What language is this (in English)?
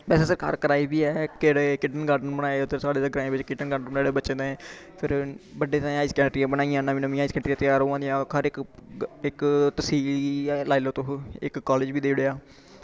Dogri